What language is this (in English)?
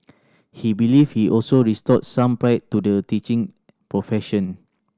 English